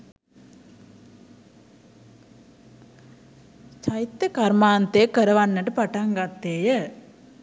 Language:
Sinhala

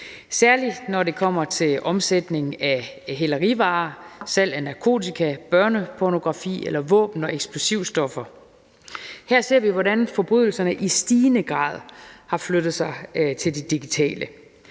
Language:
Danish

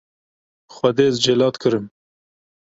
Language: Kurdish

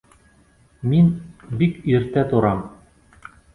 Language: Bashkir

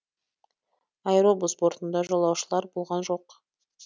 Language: Kazakh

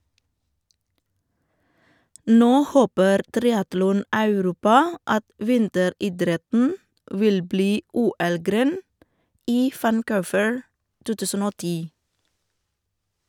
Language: Norwegian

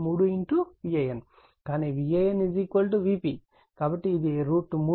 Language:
Telugu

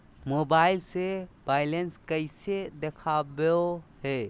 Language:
Magahi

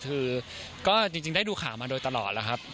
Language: Thai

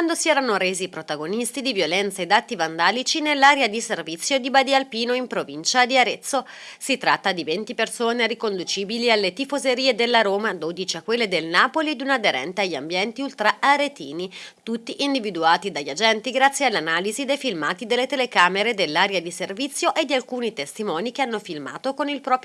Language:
Italian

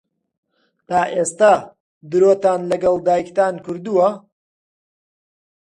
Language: Central Kurdish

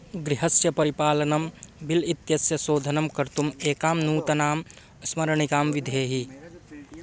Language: Sanskrit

